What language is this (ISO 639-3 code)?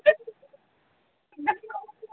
ori